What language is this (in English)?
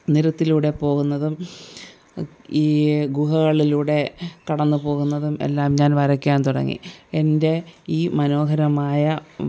Malayalam